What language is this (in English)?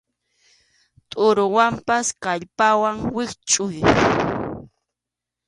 Arequipa-La Unión Quechua